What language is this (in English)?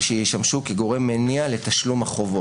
Hebrew